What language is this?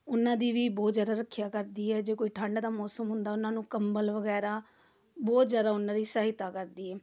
Punjabi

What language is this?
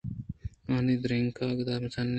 Eastern Balochi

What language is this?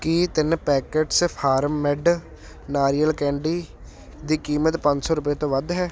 Punjabi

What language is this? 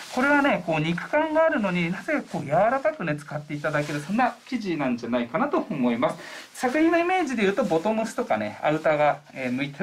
Japanese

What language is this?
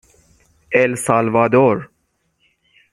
Persian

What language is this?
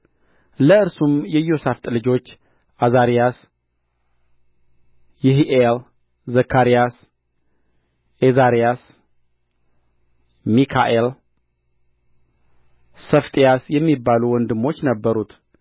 Amharic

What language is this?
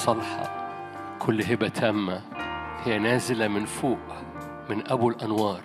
Arabic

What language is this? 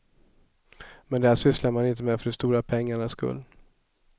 Swedish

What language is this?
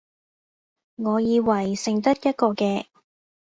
Cantonese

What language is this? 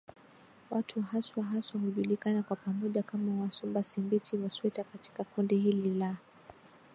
Swahili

